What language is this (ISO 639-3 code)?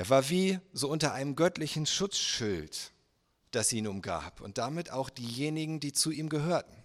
deu